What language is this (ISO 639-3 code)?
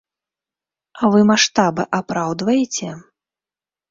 bel